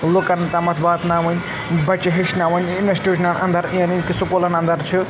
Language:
Kashmiri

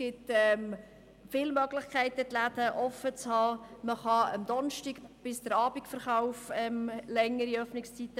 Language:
Swiss German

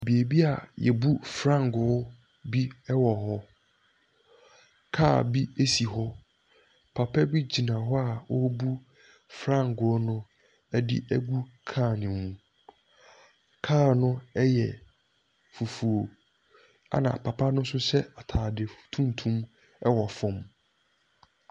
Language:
Akan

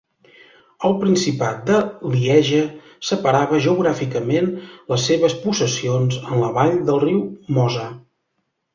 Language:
Catalan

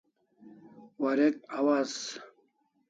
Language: Kalasha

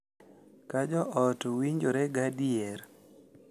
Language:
Luo (Kenya and Tanzania)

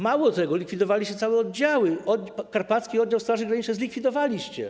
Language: Polish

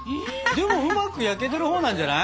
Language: Japanese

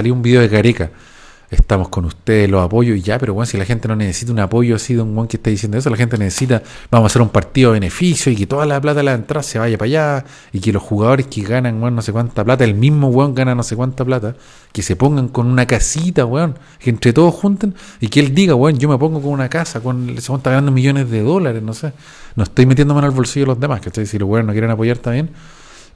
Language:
Spanish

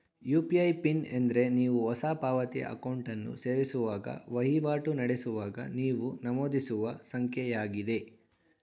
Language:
Kannada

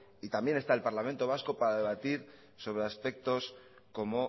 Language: Spanish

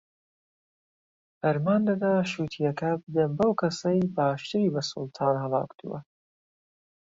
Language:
Central Kurdish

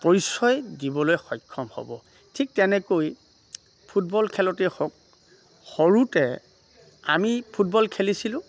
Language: Assamese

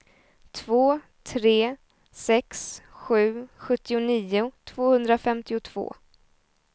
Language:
Swedish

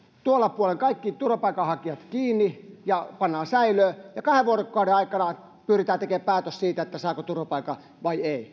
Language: Finnish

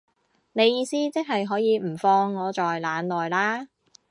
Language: Cantonese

